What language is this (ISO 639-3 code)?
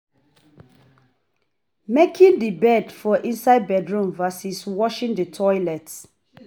pcm